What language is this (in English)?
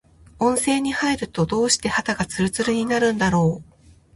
Japanese